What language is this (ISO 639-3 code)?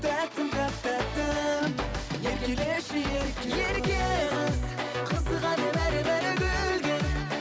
kaz